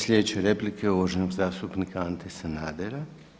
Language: Croatian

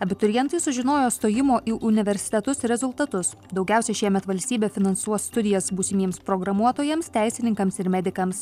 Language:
Lithuanian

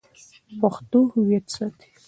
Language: Pashto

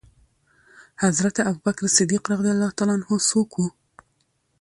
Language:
Pashto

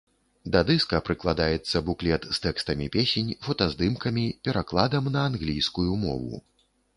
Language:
Belarusian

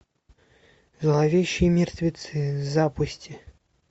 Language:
Russian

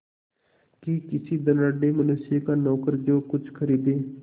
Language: Hindi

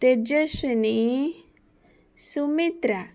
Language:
Odia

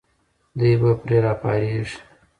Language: Pashto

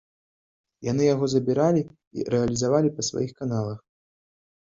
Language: Belarusian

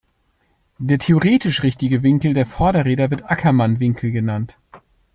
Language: German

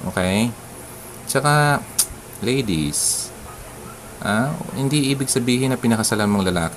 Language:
Filipino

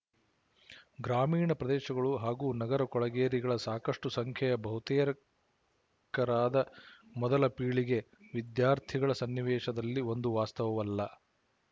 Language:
Kannada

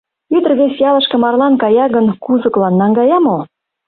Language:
Mari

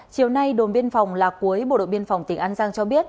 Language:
Vietnamese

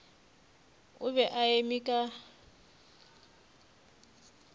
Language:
Northern Sotho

